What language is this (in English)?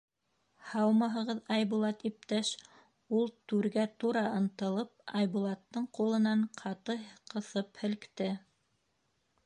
Bashkir